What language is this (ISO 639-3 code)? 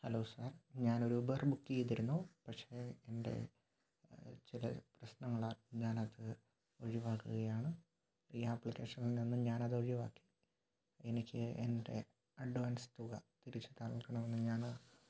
mal